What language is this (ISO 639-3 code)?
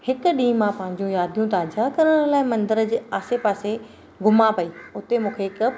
snd